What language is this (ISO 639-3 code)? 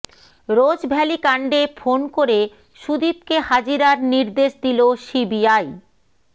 ben